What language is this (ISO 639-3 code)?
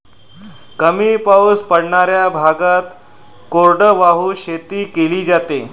mar